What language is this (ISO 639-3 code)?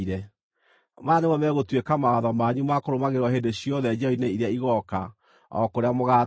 kik